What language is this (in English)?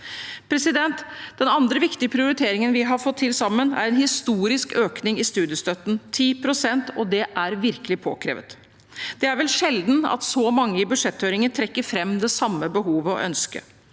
Norwegian